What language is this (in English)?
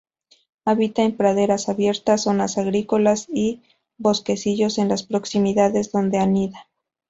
Spanish